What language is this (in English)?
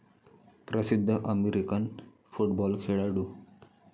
Marathi